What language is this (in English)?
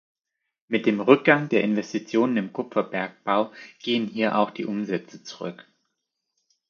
German